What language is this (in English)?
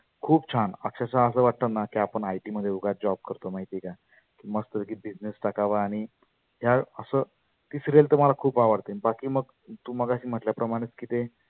Marathi